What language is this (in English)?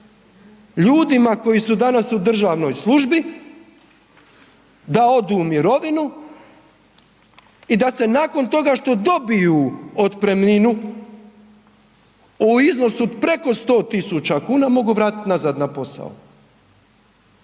Croatian